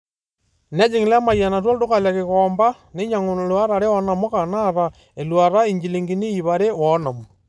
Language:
Masai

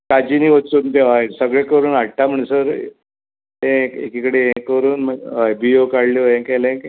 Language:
Konkani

